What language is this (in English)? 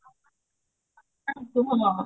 Odia